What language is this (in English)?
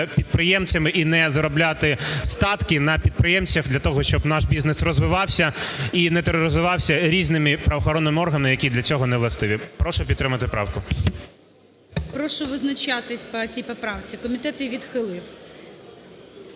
Ukrainian